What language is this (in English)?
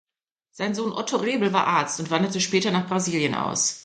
German